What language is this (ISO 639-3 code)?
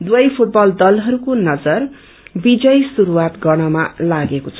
nep